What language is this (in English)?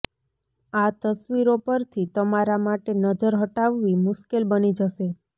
Gujarati